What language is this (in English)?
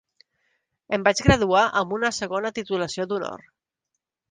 Catalan